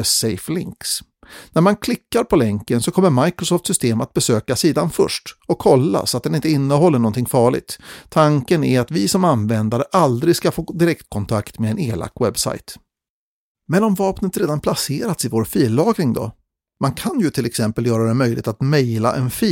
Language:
Swedish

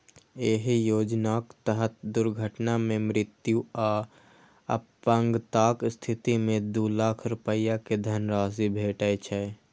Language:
Maithili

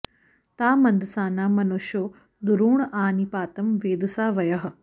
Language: Sanskrit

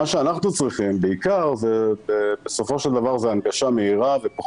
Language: Hebrew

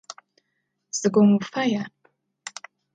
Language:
Adyghe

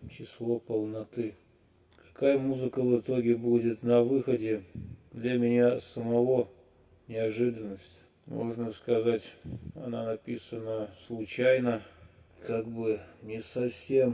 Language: Russian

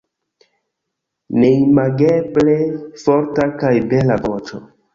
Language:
Esperanto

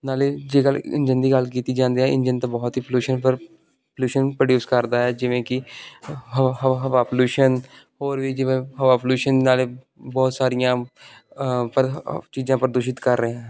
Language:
Punjabi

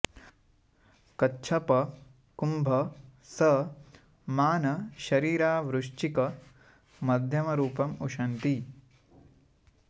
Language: Sanskrit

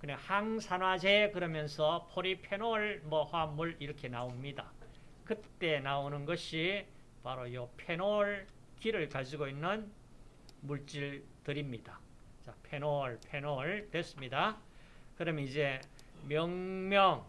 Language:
Korean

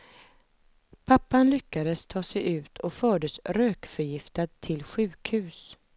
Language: Swedish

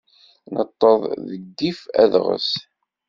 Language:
Kabyle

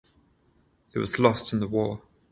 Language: English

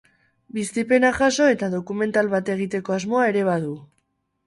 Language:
Basque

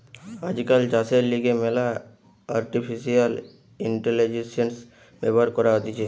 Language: Bangla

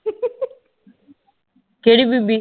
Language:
Punjabi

